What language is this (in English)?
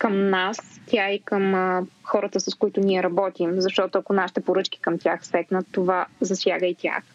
Bulgarian